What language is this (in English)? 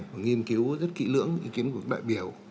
Vietnamese